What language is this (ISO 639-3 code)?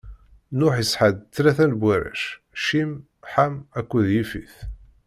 kab